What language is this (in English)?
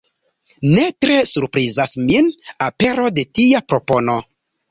Esperanto